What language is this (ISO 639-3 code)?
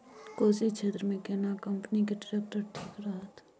mai